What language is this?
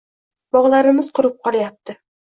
Uzbek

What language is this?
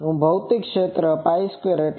Gujarati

